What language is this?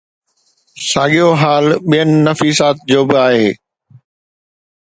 Sindhi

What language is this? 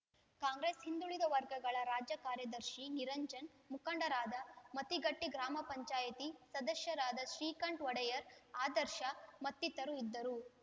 Kannada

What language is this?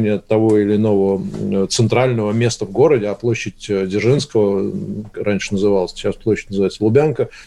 Russian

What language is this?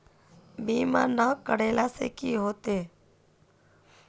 Magahi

